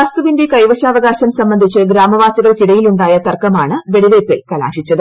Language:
Malayalam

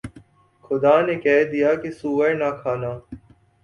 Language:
Urdu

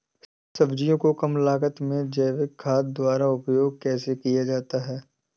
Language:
Hindi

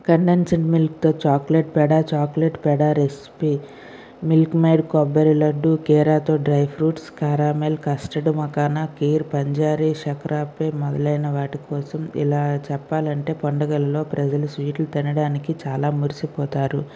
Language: Telugu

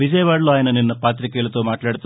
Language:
Telugu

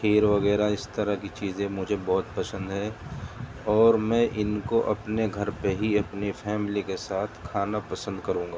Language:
Urdu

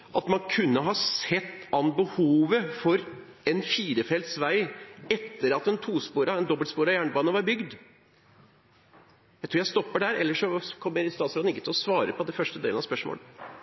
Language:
Norwegian Bokmål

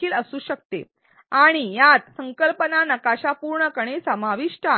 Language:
Marathi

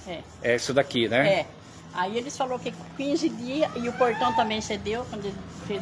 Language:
Portuguese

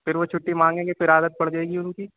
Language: Urdu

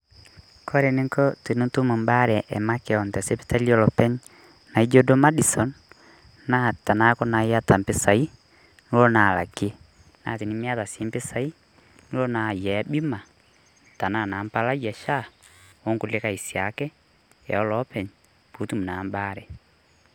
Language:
Masai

